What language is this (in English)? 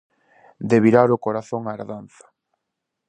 Galician